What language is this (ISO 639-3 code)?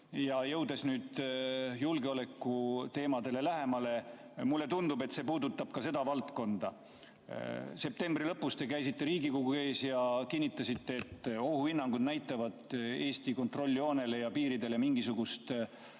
est